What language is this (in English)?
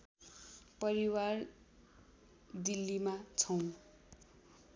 Nepali